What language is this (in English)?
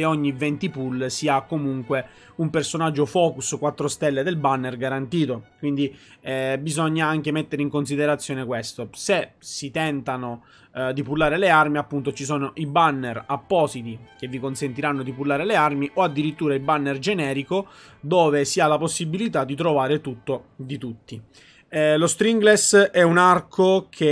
Italian